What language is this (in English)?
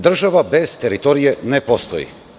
Serbian